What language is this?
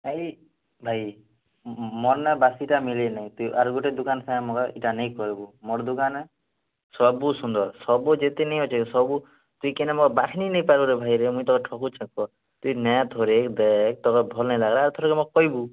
Odia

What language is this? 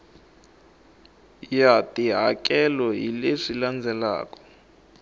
Tsonga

